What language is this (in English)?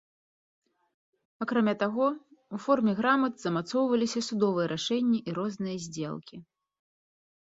Belarusian